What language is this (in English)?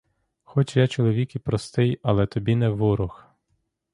Ukrainian